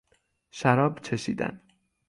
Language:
Persian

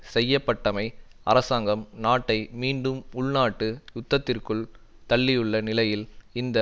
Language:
Tamil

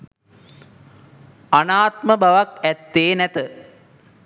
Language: Sinhala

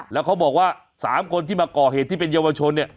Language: Thai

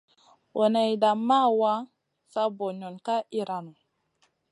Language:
Masana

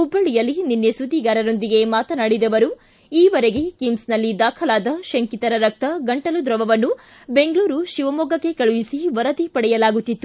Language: Kannada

